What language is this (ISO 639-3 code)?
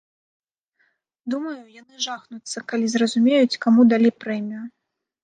bel